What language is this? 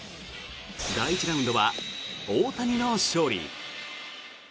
Japanese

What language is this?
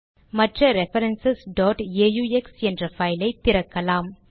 Tamil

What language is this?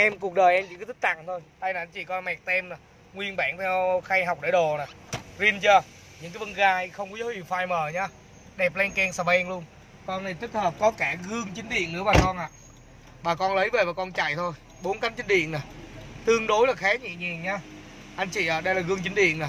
Vietnamese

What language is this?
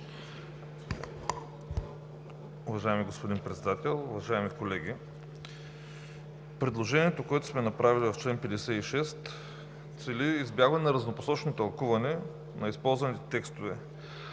Bulgarian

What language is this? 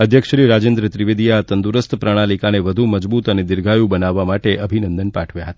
Gujarati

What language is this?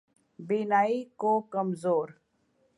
Urdu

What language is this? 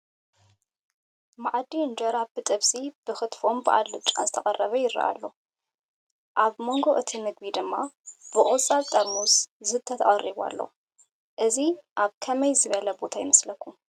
Tigrinya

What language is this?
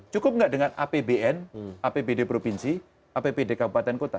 Indonesian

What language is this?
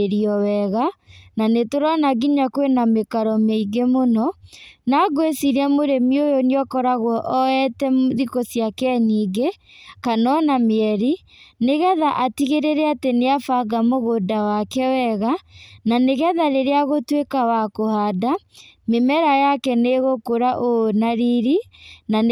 Kikuyu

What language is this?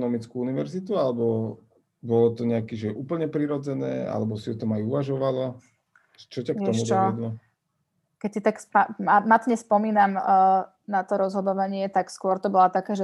Slovak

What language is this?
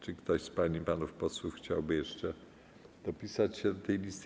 Polish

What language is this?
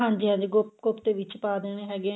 Punjabi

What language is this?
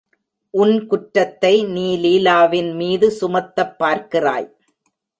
Tamil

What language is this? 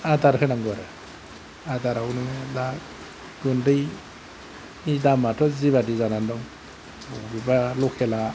Bodo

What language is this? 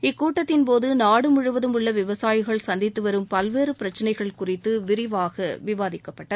Tamil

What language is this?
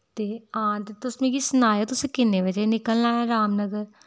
Dogri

